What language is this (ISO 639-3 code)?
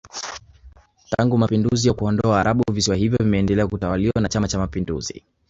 swa